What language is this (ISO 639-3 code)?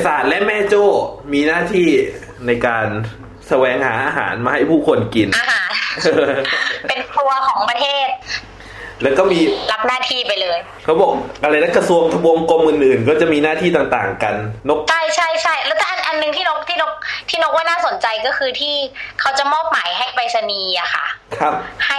tha